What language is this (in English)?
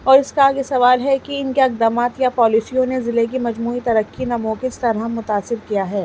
Urdu